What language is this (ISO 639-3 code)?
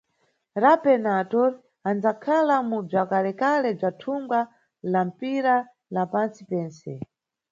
nyu